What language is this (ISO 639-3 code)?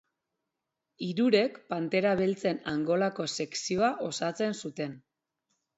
eus